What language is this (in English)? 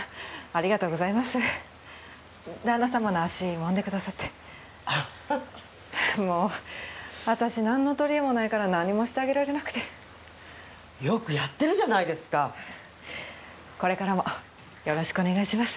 Japanese